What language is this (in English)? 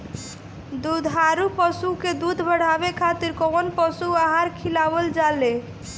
Bhojpuri